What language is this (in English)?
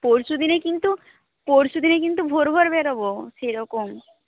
Bangla